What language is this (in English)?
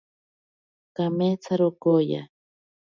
Ashéninka Perené